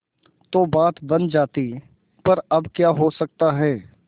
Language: Hindi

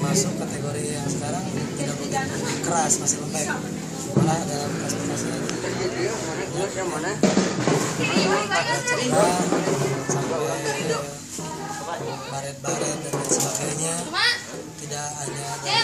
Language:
Indonesian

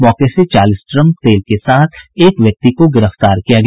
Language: Hindi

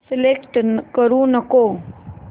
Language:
Marathi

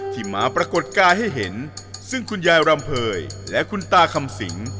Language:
Thai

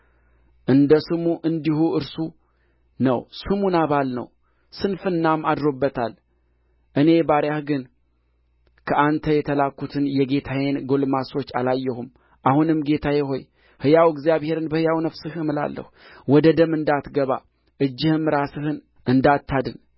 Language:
Amharic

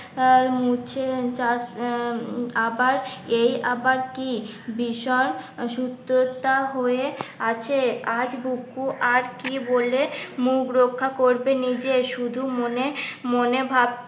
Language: Bangla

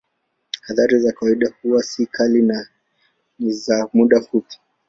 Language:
Swahili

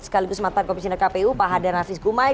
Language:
Indonesian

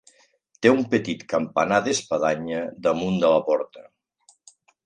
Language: Catalan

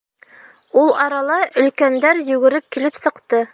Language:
Bashkir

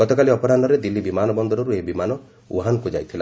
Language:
Odia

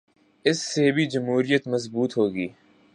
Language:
Urdu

